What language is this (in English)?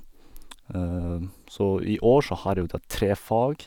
Norwegian